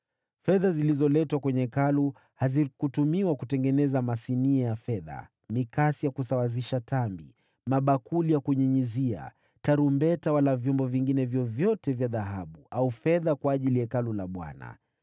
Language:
Swahili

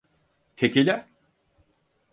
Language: Turkish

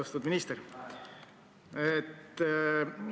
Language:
Estonian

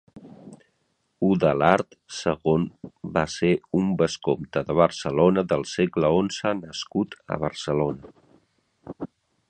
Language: Catalan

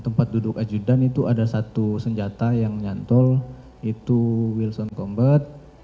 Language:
Indonesian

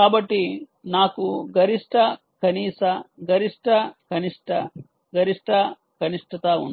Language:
Telugu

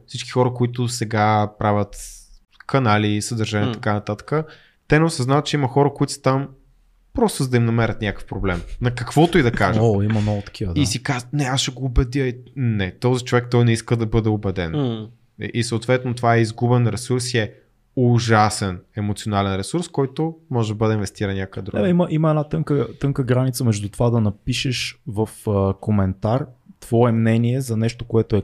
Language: Bulgarian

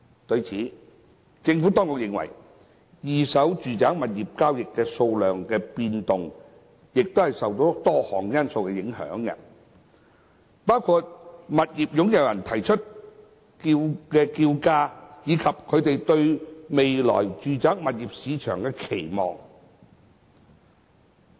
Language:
Cantonese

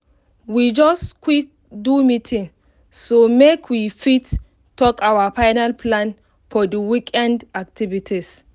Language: Nigerian Pidgin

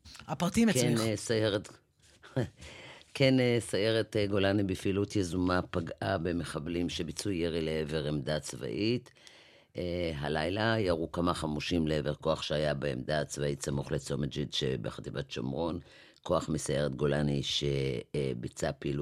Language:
Hebrew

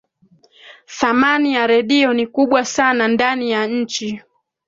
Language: Swahili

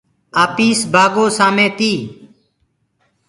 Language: Gurgula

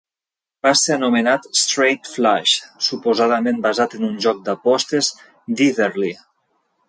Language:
Catalan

